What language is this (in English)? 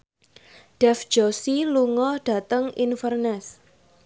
Javanese